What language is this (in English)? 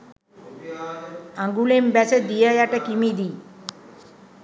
Sinhala